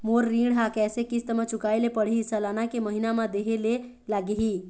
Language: Chhattisgarhi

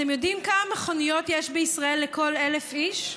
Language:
Hebrew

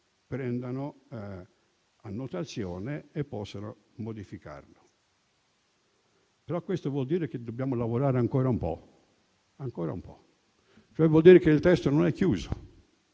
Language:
Italian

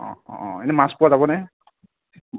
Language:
Assamese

